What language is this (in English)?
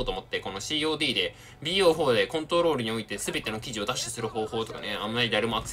Japanese